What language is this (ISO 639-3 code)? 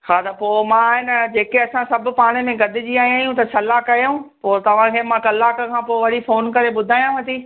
snd